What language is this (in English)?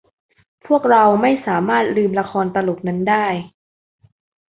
Thai